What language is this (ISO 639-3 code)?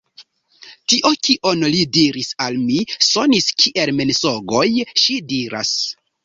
epo